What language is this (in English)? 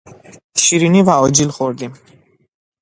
Persian